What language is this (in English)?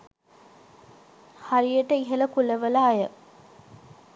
Sinhala